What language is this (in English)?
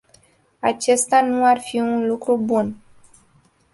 Romanian